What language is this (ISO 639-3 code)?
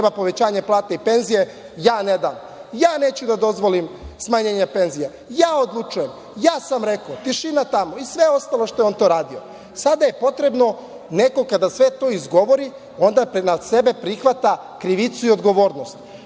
srp